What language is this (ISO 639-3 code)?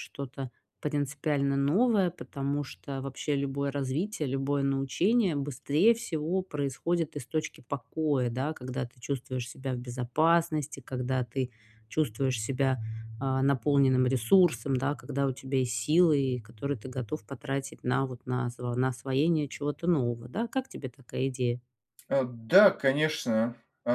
rus